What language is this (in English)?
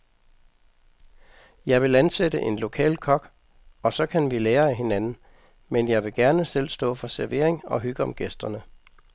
Danish